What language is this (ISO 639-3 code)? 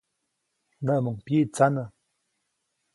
zoc